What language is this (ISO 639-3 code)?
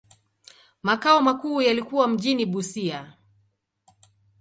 swa